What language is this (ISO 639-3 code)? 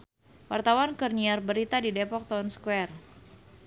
sun